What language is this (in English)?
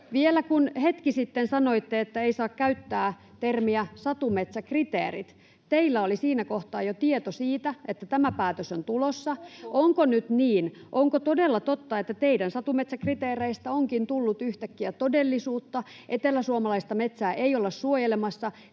Finnish